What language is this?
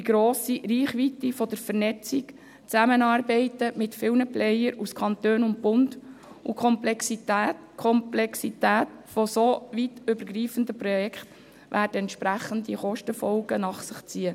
Swiss German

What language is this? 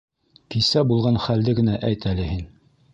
Bashkir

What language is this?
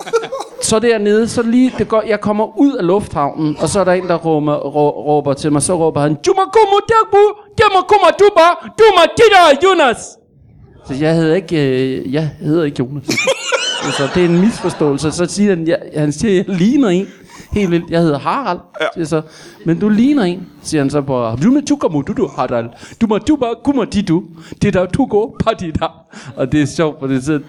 Danish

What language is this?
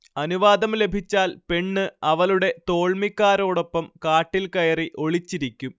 Malayalam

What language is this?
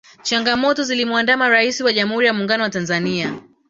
Swahili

